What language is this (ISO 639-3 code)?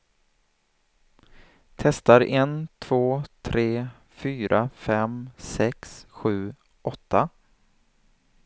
swe